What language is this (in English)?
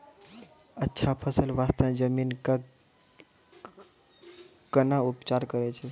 Maithili